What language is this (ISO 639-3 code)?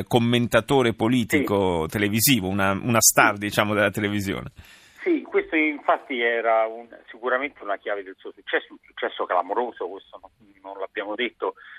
ita